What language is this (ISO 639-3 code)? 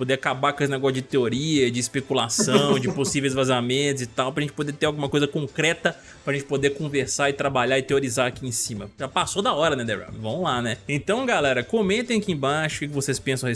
por